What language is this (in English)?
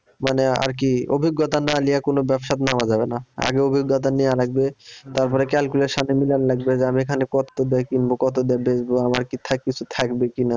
Bangla